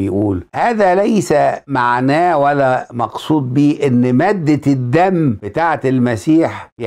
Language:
Arabic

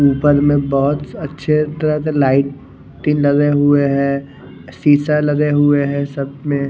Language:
Hindi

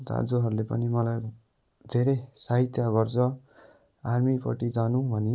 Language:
Nepali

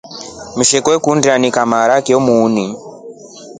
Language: Rombo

